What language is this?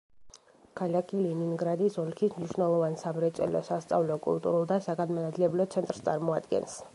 Georgian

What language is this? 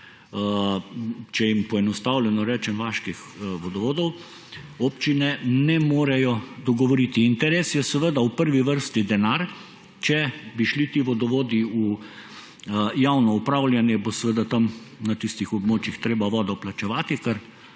Slovenian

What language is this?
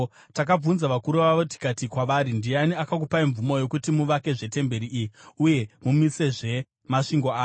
Shona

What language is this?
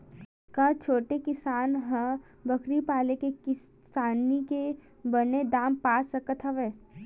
Chhattisgarhi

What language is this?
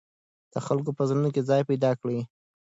Pashto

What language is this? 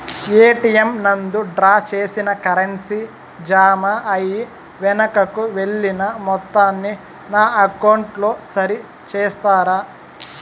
Telugu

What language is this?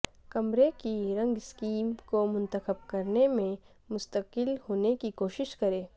Urdu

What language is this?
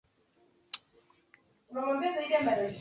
Swahili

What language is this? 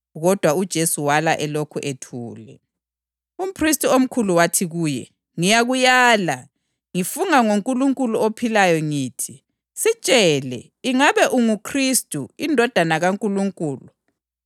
North Ndebele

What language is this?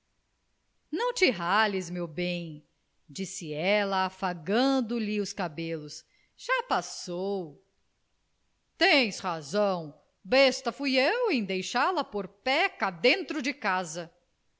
Portuguese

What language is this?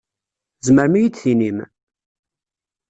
Kabyle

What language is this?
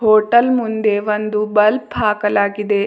Kannada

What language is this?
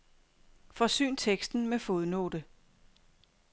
Danish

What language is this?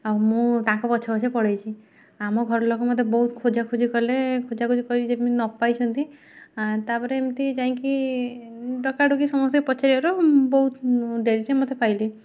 Odia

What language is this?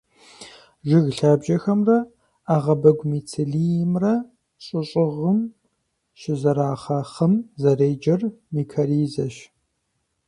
Kabardian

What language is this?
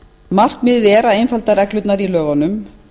Icelandic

